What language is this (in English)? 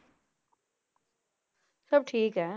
Punjabi